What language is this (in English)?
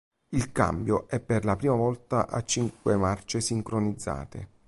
Italian